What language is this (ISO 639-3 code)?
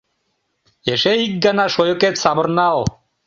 chm